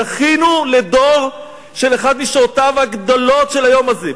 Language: Hebrew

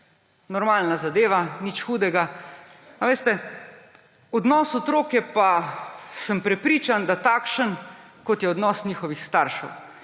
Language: Slovenian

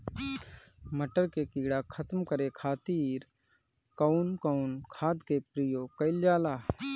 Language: Bhojpuri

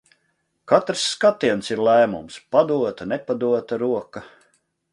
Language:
Latvian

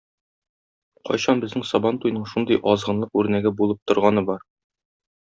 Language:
Tatar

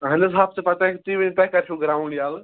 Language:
Kashmiri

